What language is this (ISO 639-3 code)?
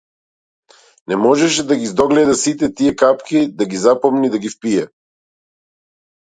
mkd